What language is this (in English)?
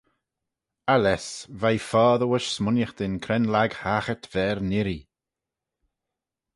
Manx